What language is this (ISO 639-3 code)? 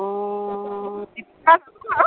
asm